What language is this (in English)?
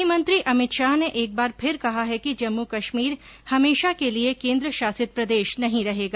Hindi